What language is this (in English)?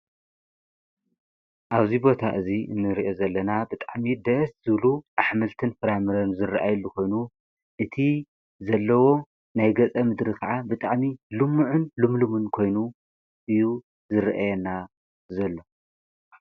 Tigrinya